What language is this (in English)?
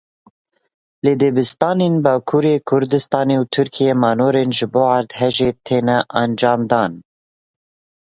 Kurdish